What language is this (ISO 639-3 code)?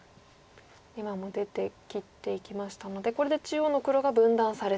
jpn